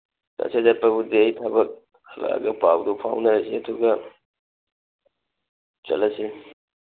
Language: Manipuri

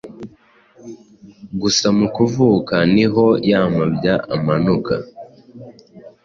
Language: Kinyarwanda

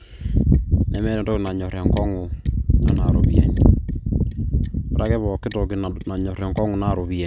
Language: Masai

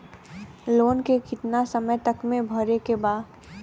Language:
Bhojpuri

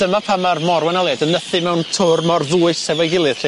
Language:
Welsh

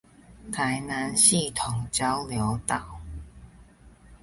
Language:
Chinese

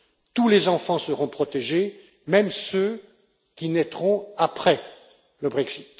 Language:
French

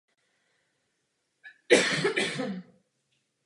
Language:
Czech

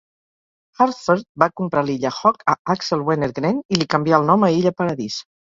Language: Catalan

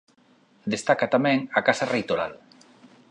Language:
Galician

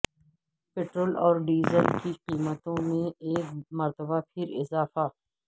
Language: Urdu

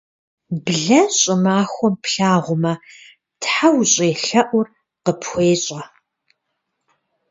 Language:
Kabardian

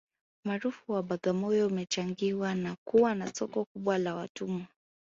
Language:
Swahili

